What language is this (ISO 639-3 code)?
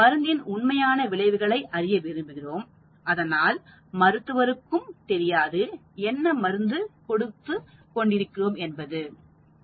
tam